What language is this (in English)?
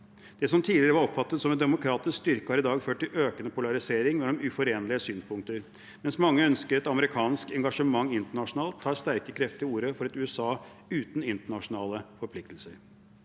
Norwegian